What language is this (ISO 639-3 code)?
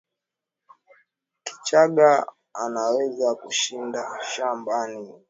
swa